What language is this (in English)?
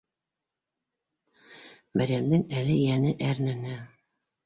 Bashkir